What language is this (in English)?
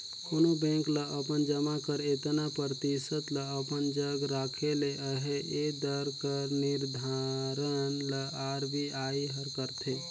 Chhattisgarhi